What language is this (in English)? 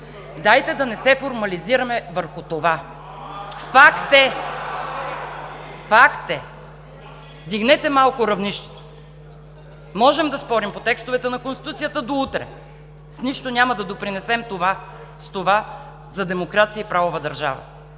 Bulgarian